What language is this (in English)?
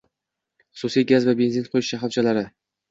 Uzbek